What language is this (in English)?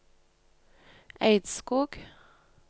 Norwegian